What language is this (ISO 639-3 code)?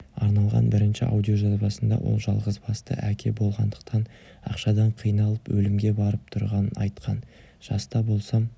kaz